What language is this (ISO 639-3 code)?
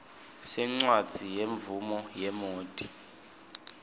ssw